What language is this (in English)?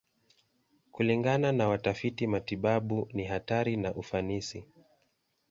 Swahili